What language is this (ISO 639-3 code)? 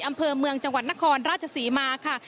tha